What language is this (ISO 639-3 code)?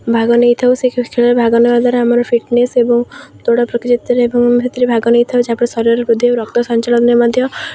ori